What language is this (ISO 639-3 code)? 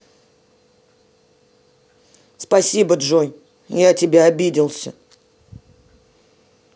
rus